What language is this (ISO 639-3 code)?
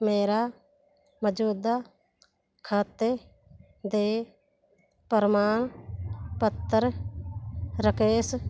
pan